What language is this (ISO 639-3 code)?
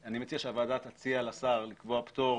heb